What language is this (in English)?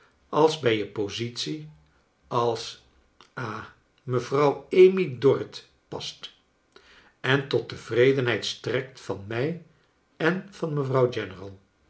Dutch